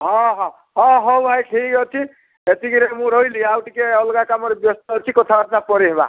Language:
Odia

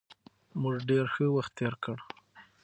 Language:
Pashto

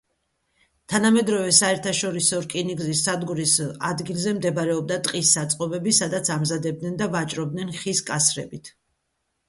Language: Georgian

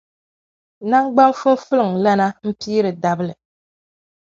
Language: Dagbani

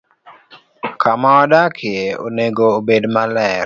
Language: Luo (Kenya and Tanzania)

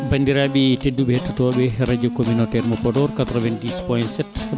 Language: Fula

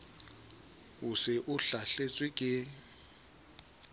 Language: Southern Sotho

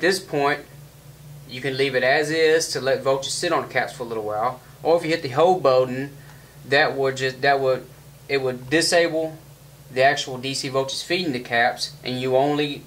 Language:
English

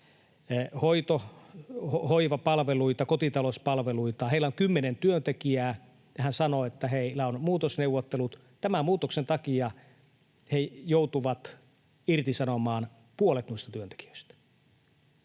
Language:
Finnish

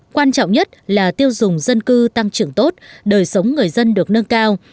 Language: Vietnamese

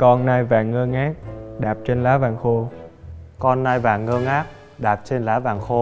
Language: Vietnamese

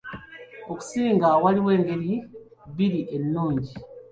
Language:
Ganda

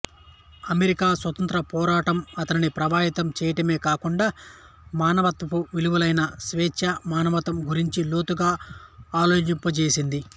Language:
Telugu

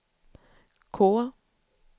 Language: Swedish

